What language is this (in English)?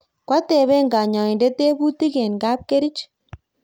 Kalenjin